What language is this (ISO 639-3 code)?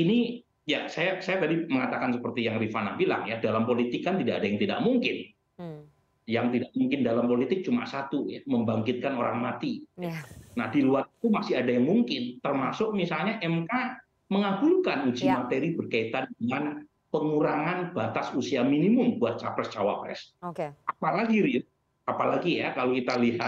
ind